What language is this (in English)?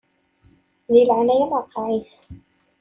Kabyle